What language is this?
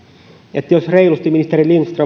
Finnish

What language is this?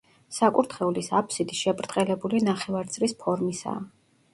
Georgian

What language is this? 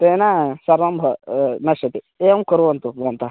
Sanskrit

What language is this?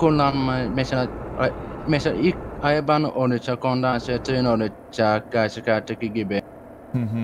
Turkish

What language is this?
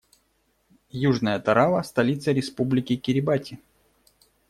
Russian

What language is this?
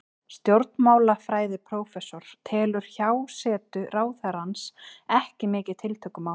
Icelandic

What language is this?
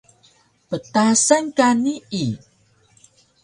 Taroko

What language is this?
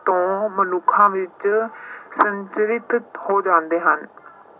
Punjabi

